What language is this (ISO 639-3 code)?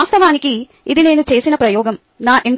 tel